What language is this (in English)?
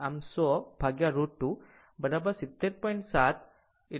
Gujarati